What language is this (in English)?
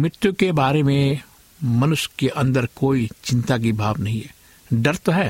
Hindi